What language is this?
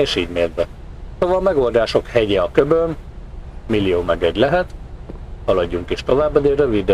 Hungarian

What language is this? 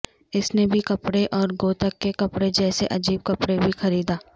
Urdu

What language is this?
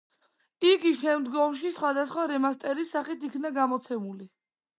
Georgian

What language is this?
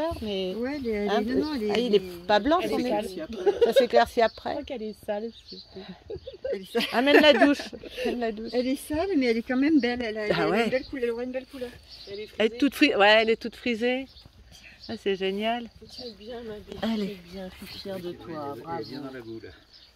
French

